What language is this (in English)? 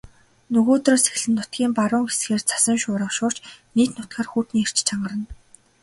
Mongolian